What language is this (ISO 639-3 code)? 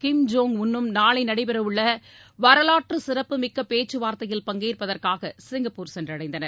tam